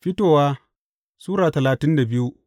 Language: Hausa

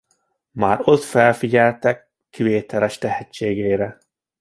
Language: Hungarian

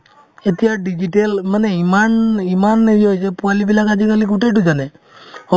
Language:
Assamese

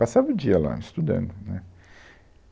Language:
Portuguese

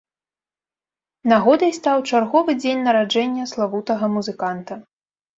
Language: Belarusian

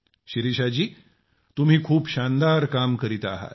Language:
Marathi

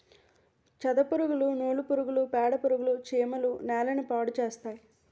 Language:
Telugu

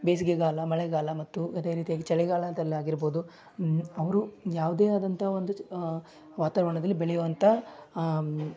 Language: Kannada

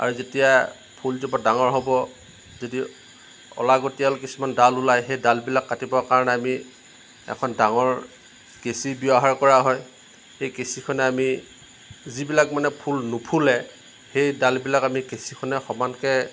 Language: Assamese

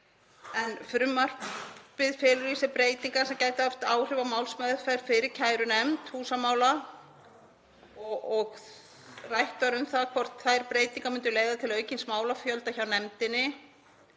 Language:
Icelandic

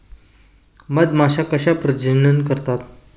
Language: Marathi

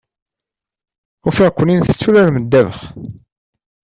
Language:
Kabyle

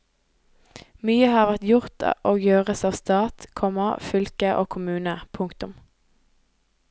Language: Norwegian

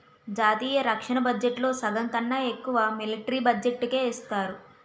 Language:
Telugu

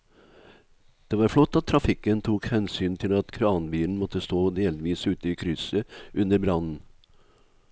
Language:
Norwegian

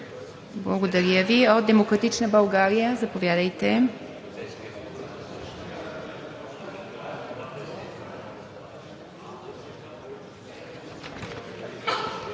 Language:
Bulgarian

